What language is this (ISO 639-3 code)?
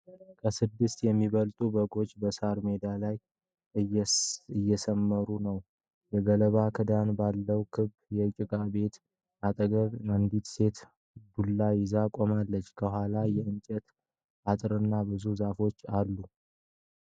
amh